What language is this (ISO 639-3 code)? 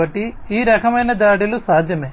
tel